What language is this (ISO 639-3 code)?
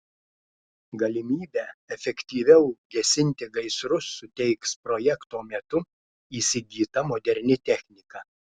lit